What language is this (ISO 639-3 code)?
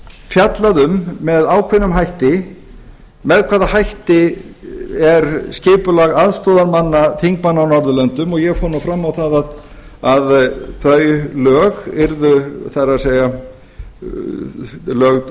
isl